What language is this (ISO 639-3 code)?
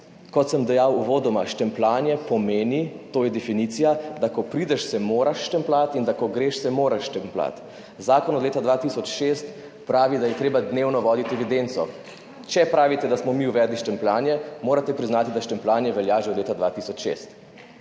slv